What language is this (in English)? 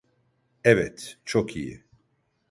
Turkish